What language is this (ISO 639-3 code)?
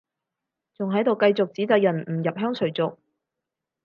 yue